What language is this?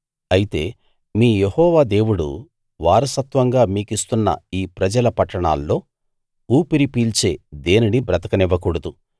Telugu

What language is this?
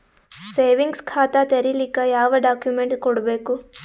Kannada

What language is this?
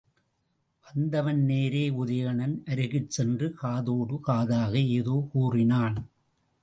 Tamil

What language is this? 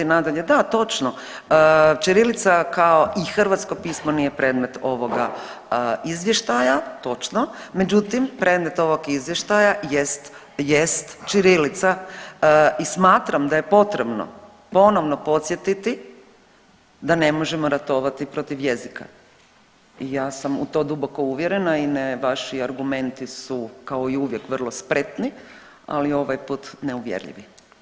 Croatian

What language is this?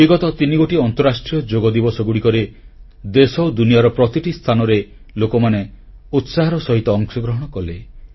Odia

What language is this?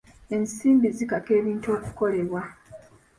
Ganda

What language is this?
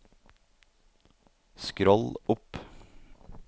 Norwegian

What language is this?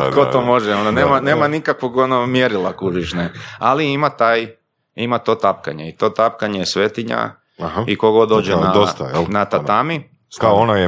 Croatian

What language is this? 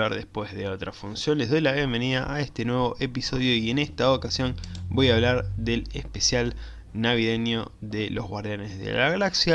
Spanish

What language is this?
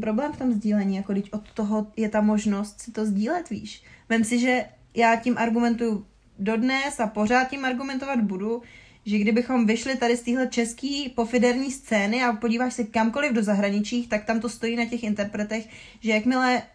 Czech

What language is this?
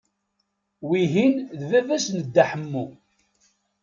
Kabyle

